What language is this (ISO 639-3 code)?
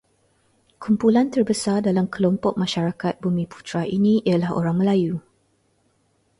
msa